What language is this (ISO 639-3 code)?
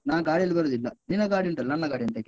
kan